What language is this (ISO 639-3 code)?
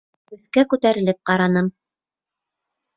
bak